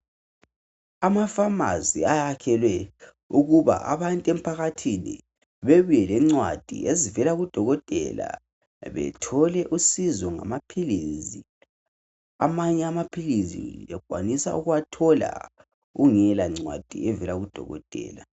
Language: North Ndebele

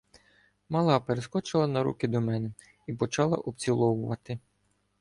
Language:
Ukrainian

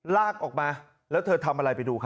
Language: Thai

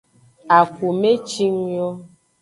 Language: Aja (Benin)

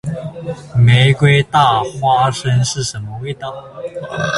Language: Chinese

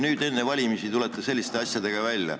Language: Estonian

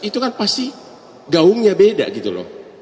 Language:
Indonesian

